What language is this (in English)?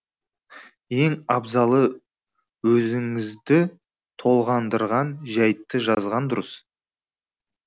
Kazakh